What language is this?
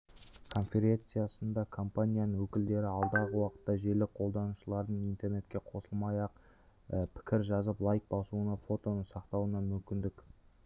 Kazakh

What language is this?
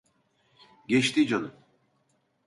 Turkish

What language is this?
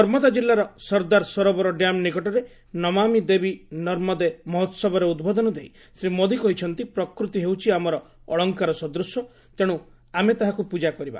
Odia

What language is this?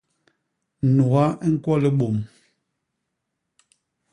Basaa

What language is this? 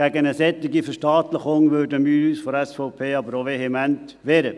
Swiss German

